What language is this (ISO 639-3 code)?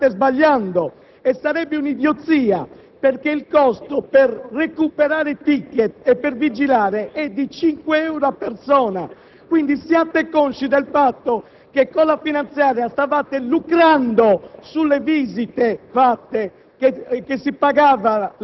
ita